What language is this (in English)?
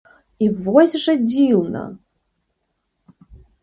Belarusian